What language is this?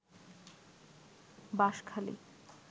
Bangla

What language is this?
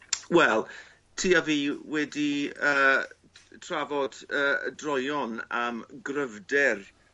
Welsh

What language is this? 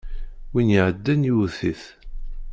Kabyle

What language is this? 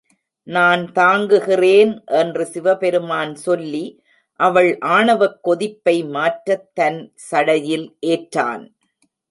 Tamil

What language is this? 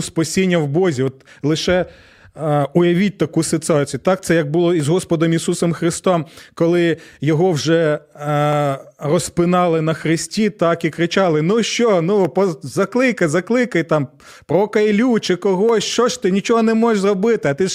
Ukrainian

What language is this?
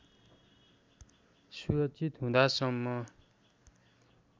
Nepali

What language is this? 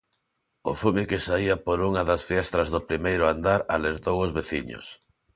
Galician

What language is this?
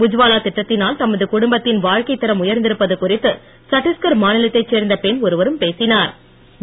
Tamil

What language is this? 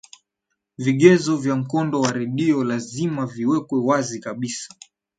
Swahili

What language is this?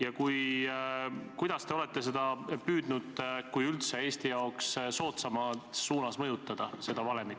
Estonian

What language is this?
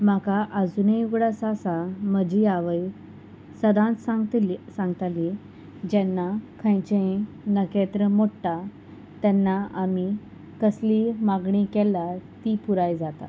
Konkani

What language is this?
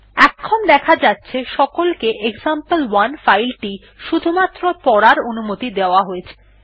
Bangla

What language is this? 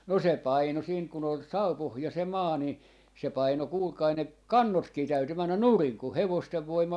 Finnish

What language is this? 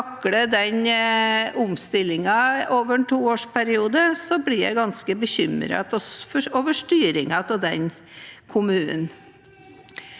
Norwegian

